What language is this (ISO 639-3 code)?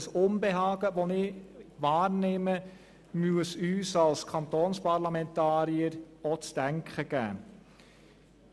gsw